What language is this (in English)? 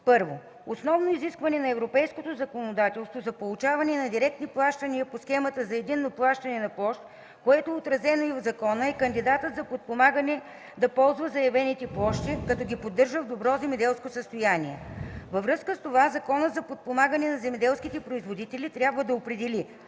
Bulgarian